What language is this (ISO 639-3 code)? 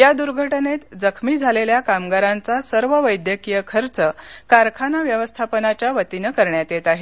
mar